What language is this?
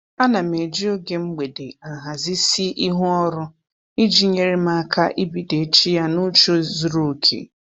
Igbo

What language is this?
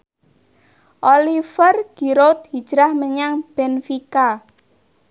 Javanese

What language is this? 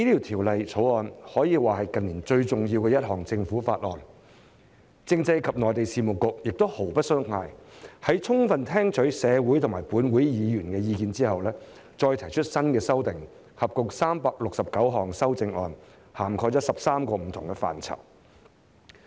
Cantonese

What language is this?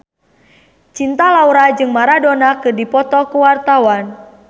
Sundanese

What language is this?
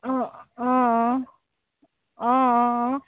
Assamese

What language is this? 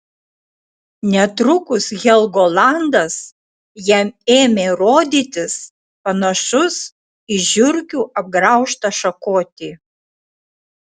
Lithuanian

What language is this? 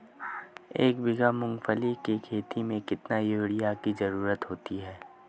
Hindi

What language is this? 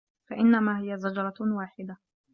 Arabic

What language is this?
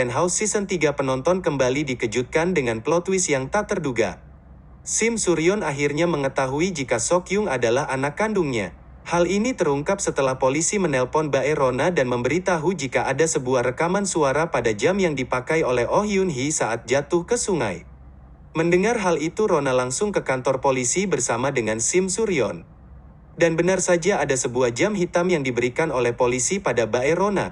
Indonesian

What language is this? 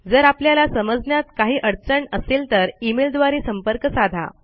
Marathi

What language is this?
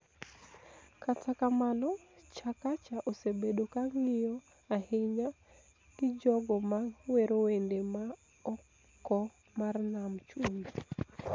Luo (Kenya and Tanzania)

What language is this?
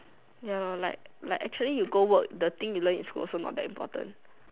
English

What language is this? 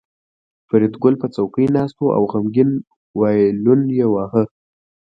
Pashto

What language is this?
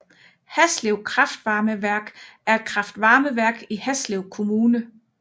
Danish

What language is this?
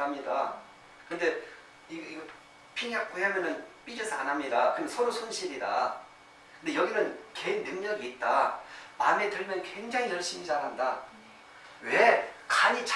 Korean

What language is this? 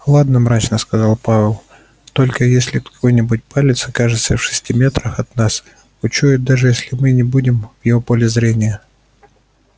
Russian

